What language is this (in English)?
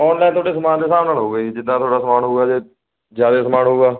Punjabi